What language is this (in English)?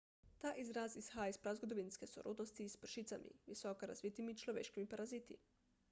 Slovenian